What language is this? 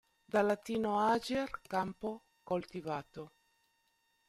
Italian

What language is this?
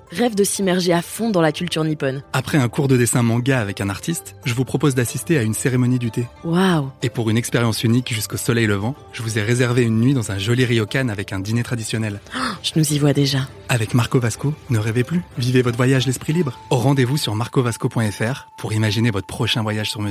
French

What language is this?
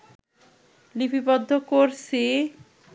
Bangla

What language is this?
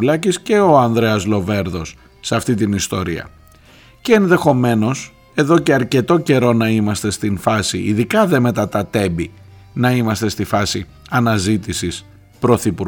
Greek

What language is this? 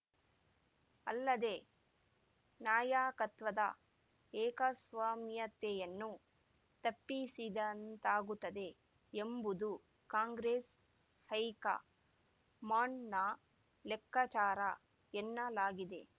Kannada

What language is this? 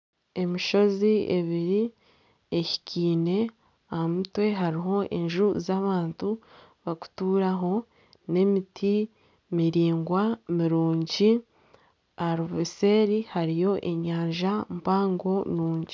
Nyankole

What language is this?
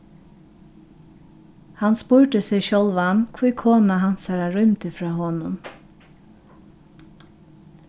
Faroese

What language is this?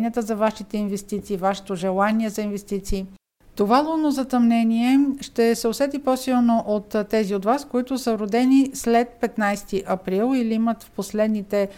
Bulgarian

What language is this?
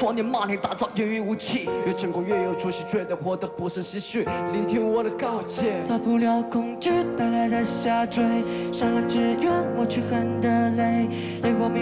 Chinese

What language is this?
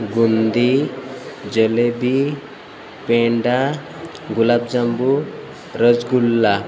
Gujarati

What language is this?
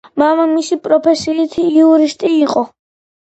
Georgian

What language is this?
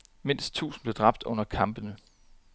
Danish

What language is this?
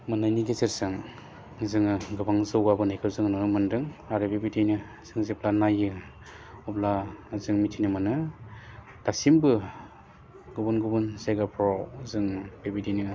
Bodo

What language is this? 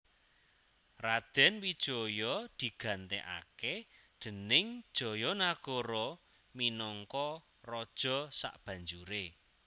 Javanese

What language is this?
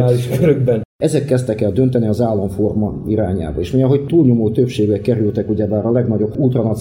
Hungarian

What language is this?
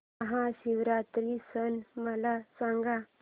Marathi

